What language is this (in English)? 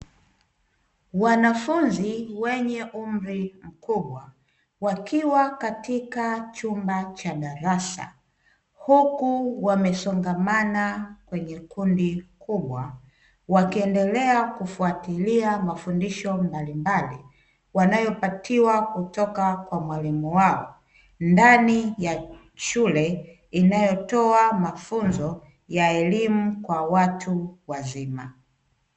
Swahili